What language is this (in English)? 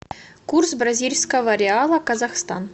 Russian